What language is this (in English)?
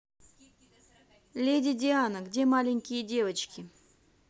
Russian